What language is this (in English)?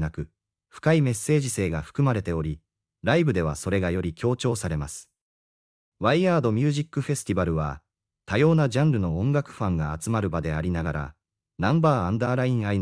Japanese